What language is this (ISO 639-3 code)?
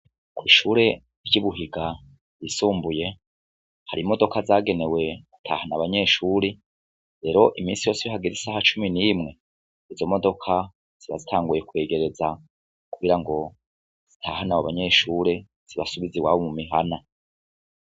run